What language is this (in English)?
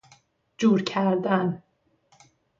Persian